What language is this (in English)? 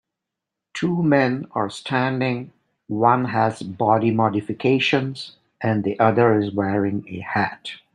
English